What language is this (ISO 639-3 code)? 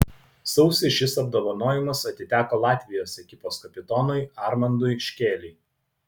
lit